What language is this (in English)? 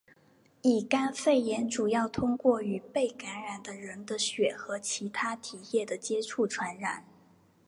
Chinese